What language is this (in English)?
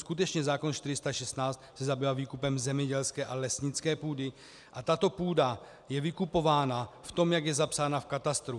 Czech